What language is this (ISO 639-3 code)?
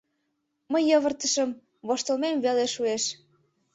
chm